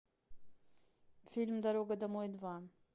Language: Russian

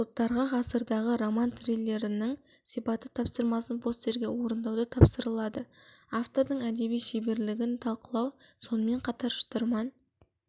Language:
Kazakh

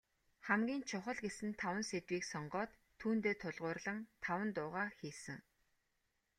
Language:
Mongolian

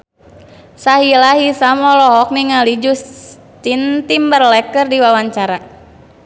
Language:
Sundanese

